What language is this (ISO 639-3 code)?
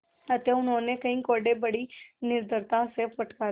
hin